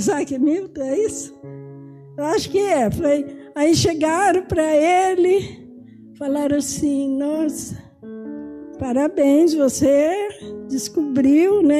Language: Portuguese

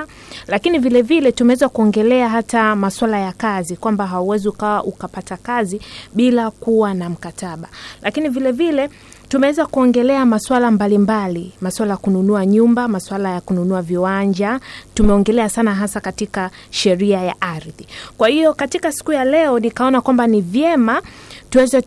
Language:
Swahili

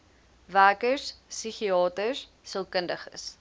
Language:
Afrikaans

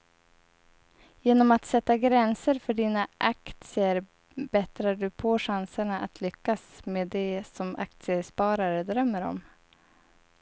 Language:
Swedish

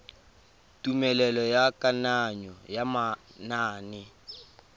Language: Tswana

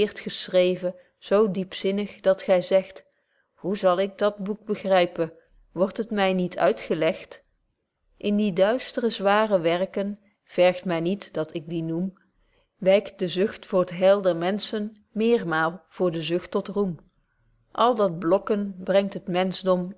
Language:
Dutch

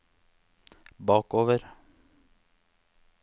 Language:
Norwegian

